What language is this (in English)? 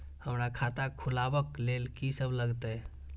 Maithili